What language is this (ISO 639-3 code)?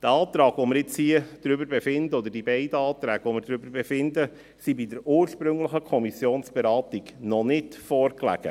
gsw